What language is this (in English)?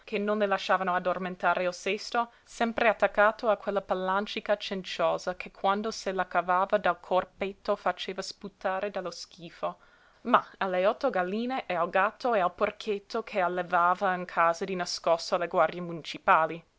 Italian